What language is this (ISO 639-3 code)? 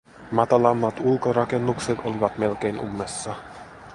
fin